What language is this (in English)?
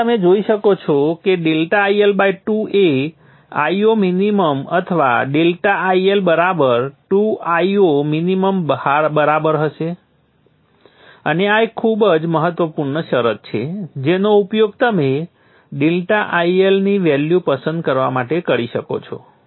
Gujarati